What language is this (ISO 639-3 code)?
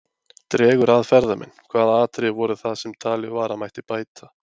isl